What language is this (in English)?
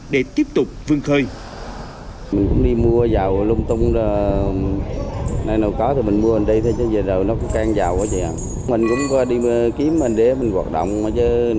Vietnamese